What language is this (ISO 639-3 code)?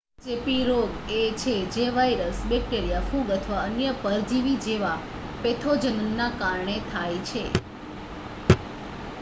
guj